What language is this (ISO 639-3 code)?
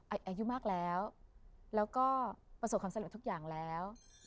tha